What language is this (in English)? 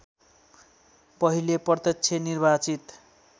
Nepali